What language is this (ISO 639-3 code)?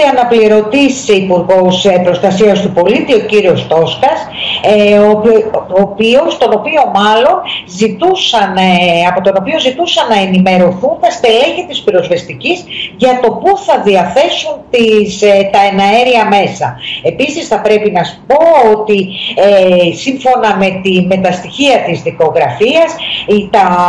ell